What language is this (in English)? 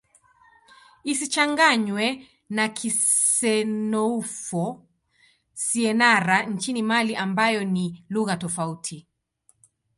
Swahili